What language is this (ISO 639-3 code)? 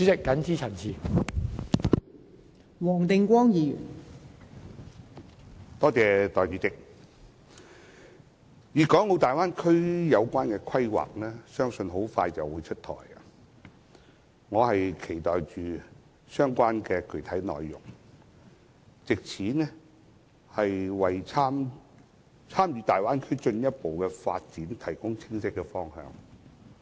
yue